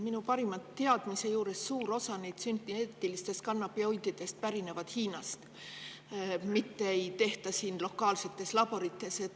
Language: Estonian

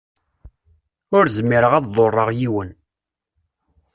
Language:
Kabyle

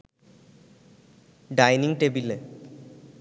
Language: Bangla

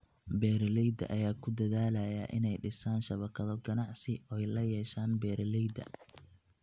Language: Somali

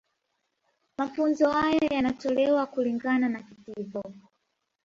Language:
Swahili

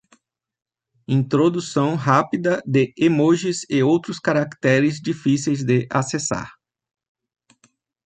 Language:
Portuguese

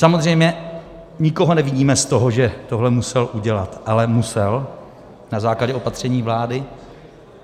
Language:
Czech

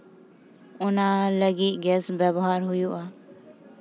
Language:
Santali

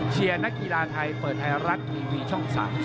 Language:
Thai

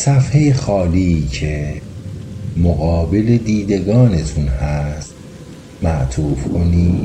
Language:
Persian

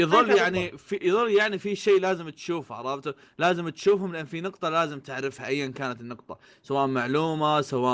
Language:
Arabic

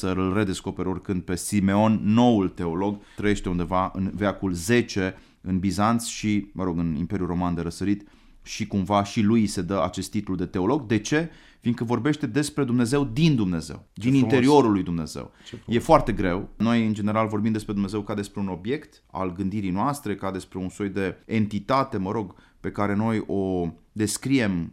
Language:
Romanian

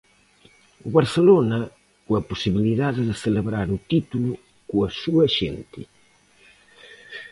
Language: Galician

